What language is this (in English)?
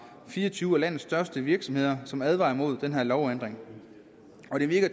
Danish